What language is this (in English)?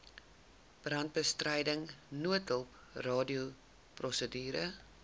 Afrikaans